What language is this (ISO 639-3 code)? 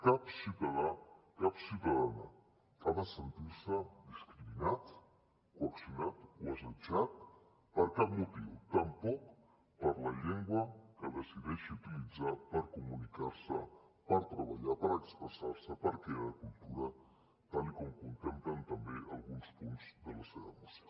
cat